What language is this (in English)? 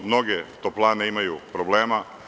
Serbian